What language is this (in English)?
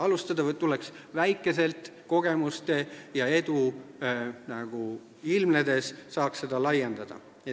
Estonian